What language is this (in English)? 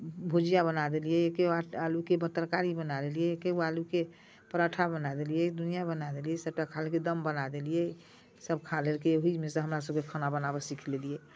Maithili